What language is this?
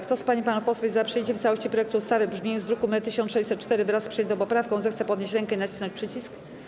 Polish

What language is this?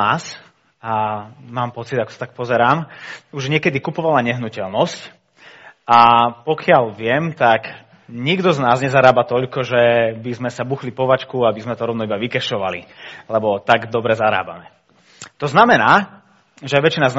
Slovak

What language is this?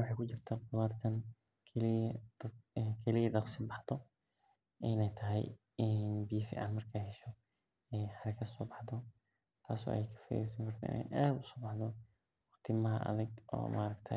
Somali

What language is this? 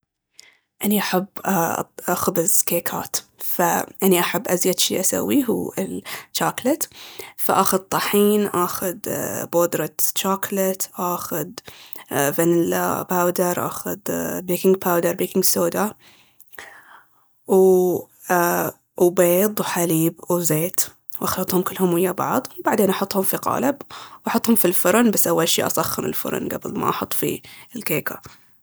Baharna Arabic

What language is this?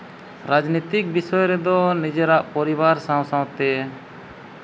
Santali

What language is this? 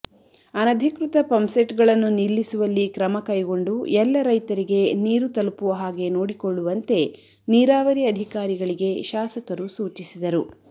Kannada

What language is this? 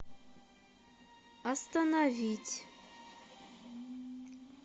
Russian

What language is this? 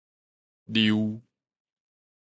Min Nan Chinese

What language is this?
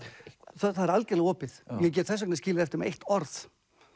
Icelandic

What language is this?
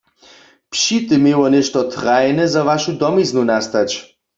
Upper Sorbian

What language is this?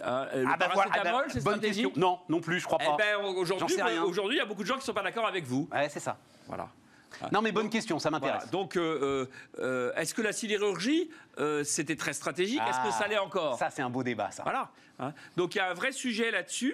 French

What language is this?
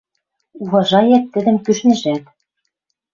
Western Mari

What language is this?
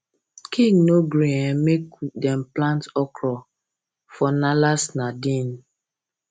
Nigerian Pidgin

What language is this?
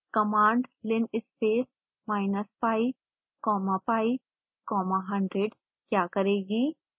Hindi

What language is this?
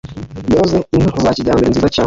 Kinyarwanda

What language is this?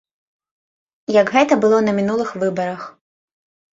Belarusian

